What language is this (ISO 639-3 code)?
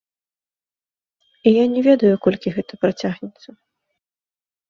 bel